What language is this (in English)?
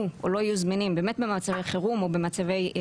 Hebrew